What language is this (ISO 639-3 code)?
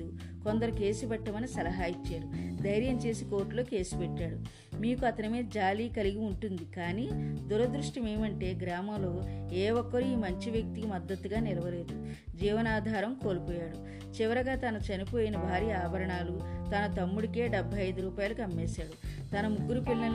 tel